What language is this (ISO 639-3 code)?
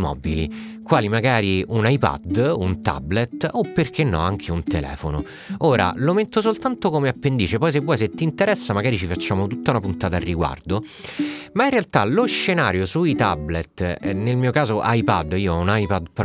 ita